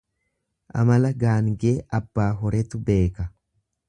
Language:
Oromo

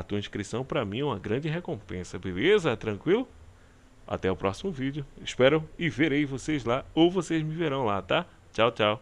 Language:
Portuguese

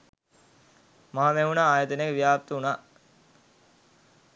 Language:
Sinhala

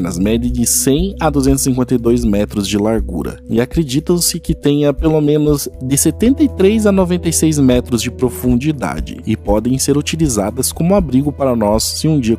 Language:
Portuguese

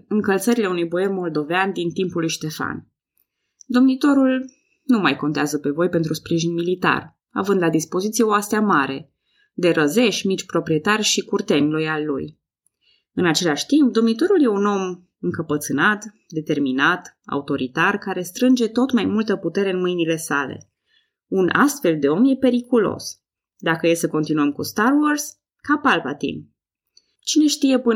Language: Romanian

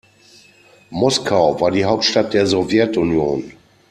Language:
German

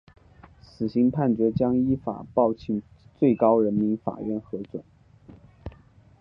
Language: Chinese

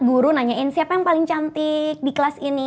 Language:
Indonesian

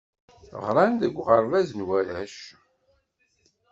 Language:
Kabyle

